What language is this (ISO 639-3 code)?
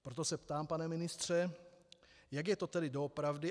ces